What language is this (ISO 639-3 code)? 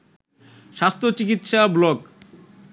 ben